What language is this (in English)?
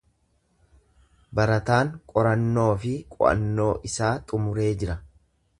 Oromo